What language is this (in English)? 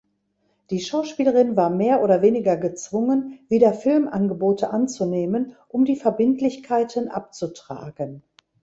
German